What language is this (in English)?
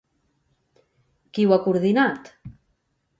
Catalan